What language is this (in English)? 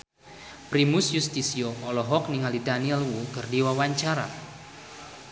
Sundanese